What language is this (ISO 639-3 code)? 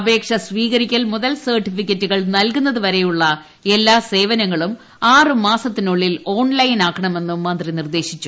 mal